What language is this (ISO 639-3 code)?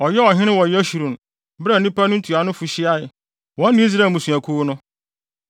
aka